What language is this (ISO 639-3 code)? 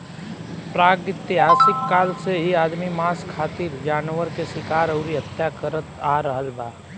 bho